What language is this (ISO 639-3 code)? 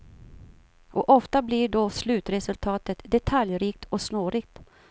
swe